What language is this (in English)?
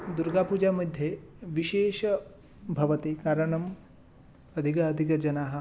Sanskrit